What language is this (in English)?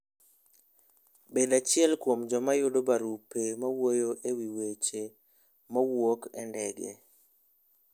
Luo (Kenya and Tanzania)